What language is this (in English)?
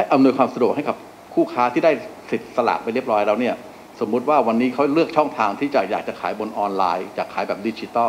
Thai